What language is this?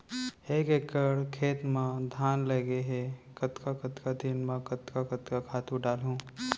Chhattisgarhi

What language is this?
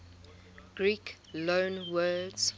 English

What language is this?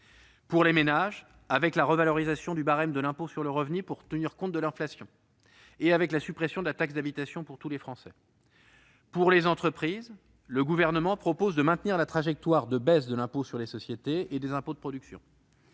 French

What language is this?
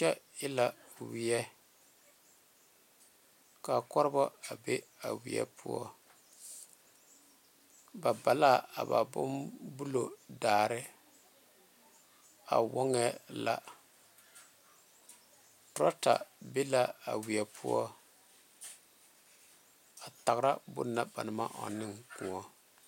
Southern Dagaare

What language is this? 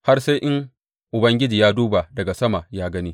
Hausa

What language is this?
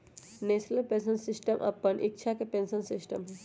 Magahi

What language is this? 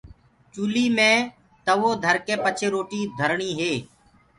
Gurgula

